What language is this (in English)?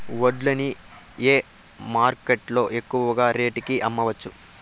Telugu